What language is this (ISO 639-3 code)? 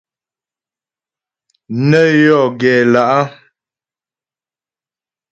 bbj